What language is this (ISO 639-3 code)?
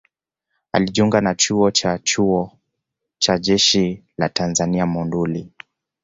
swa